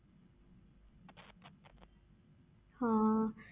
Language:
Punjabi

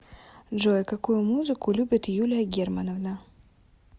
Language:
Russian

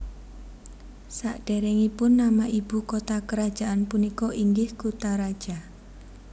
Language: Javanese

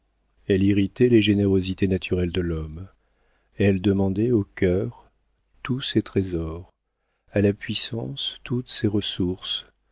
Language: French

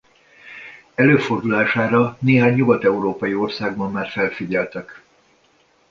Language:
Hungarian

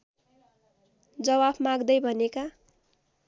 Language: Nepali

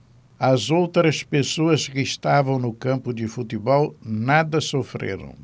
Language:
Portuguese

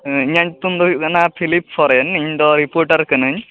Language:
Santali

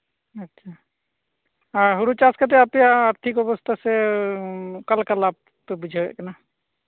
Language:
Santali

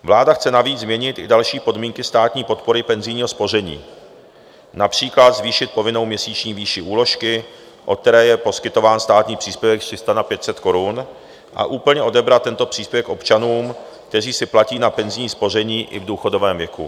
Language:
Czech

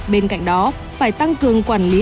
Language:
Vietnamese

